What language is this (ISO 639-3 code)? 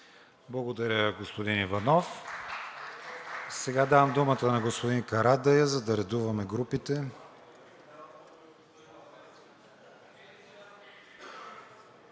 bul